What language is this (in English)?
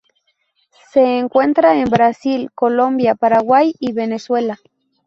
Spanish